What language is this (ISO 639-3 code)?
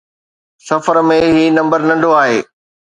snd